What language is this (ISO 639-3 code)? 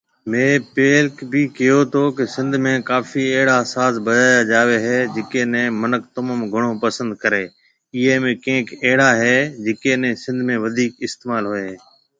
mve